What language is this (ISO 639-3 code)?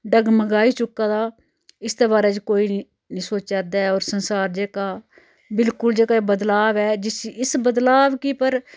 doi